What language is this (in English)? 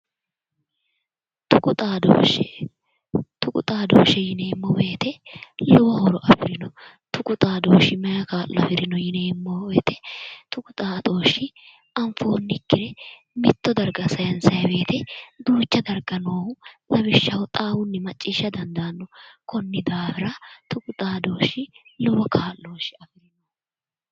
Sidamo